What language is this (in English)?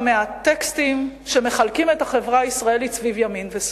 Hebrew